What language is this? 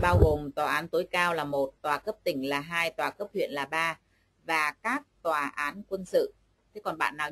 Vietnamese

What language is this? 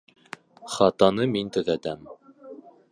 Bashkir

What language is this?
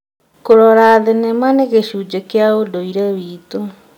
Kikuyu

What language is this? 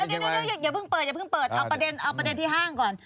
Thai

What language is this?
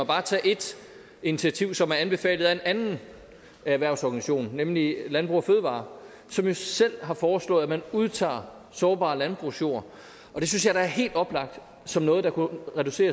Danish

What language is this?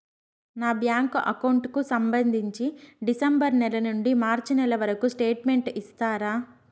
Telugu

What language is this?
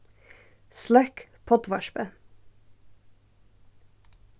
Faroese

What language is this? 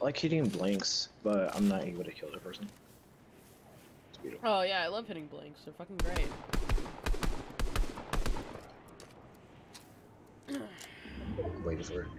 English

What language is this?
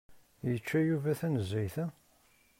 Kabyle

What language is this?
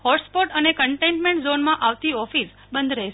Gujarati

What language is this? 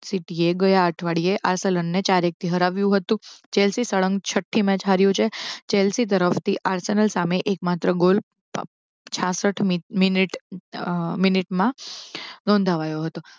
Gujarati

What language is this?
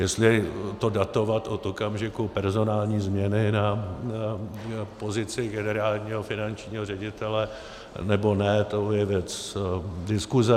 Czech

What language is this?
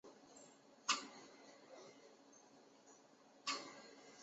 Chinese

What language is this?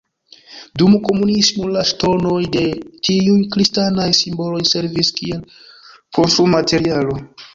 Esperanto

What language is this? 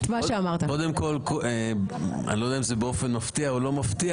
Hebrew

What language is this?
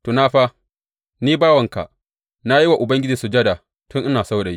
Hausa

